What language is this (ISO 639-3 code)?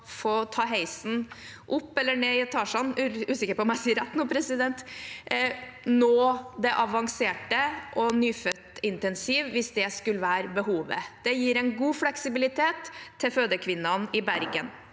nor